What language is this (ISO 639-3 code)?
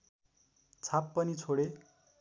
nep